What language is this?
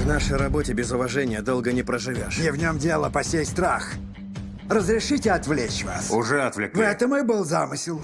Russian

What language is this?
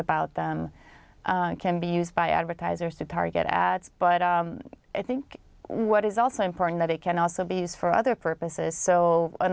Thai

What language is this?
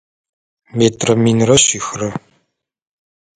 Adyghe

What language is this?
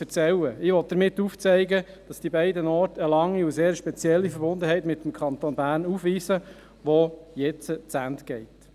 Swiss German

